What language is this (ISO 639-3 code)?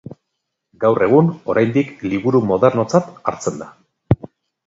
eus